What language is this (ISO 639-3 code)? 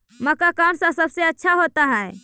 mag